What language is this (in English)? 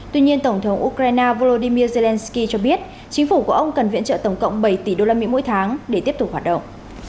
Vietnamese